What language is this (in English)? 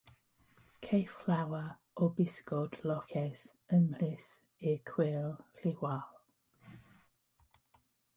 Welsh